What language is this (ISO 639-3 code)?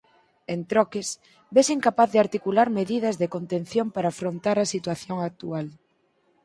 glg